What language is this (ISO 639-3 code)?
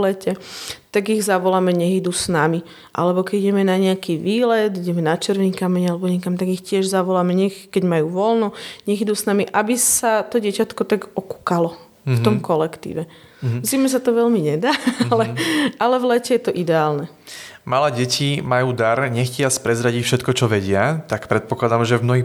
slk